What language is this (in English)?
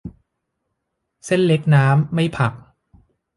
Thai